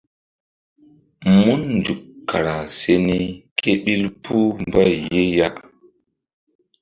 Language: Mbum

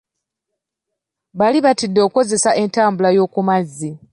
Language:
Ganda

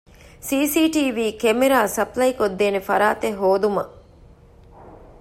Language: Divehi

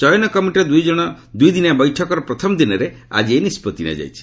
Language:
Odia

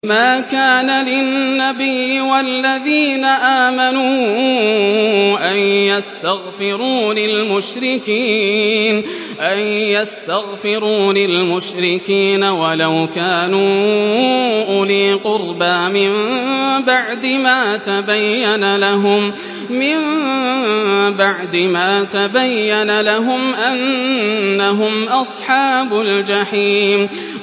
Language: Arabic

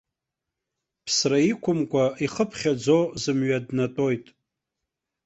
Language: Abkhazian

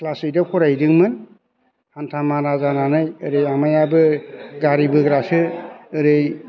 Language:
Bodo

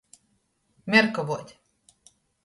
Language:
Latgalian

